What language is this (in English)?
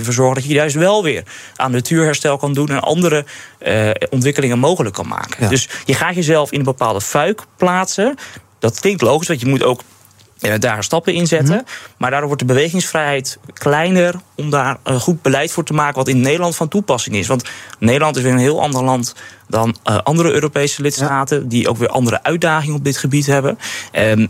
Dutch